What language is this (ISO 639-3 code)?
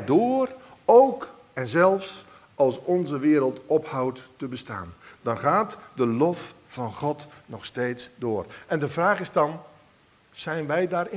nld